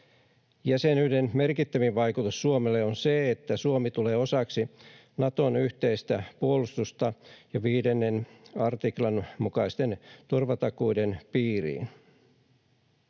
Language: Finnish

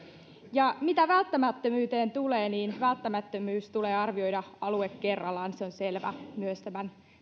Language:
Finnish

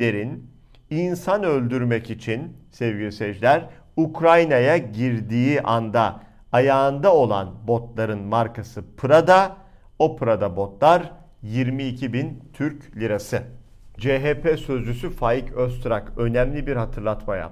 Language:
Turkish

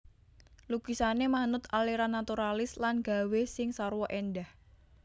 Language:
Javanese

